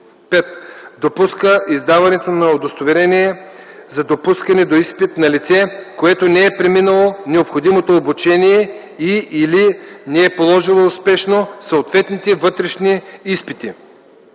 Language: Bulgarian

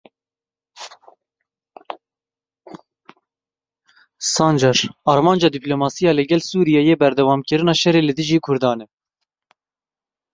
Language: Kurdish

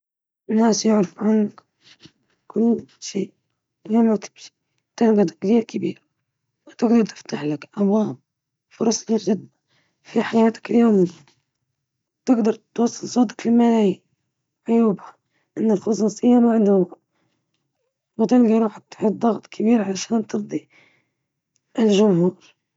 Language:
Libyan Arabic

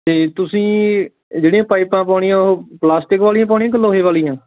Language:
Punjabi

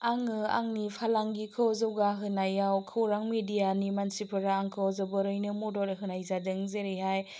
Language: Bodo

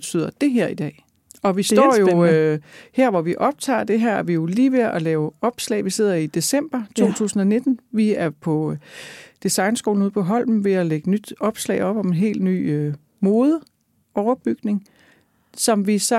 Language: Danish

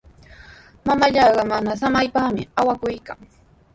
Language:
Sihuas Ancash Quechua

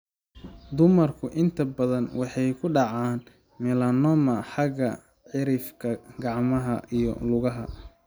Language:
Somali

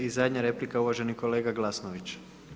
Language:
Croatian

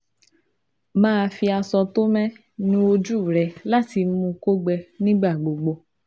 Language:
Yoruba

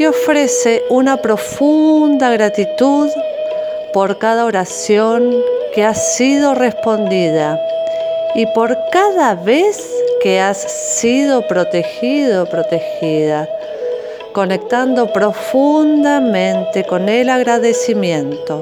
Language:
Spanish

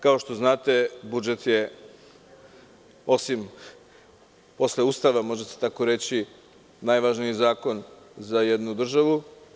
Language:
Serbian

